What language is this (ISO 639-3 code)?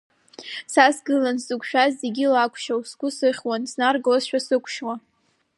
abk